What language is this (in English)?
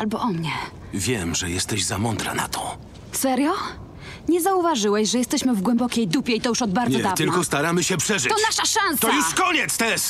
Polish